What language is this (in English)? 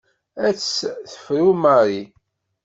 Kabyle